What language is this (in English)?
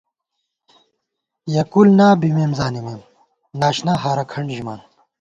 Gawar-Bati